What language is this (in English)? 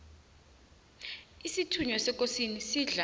South Ndebele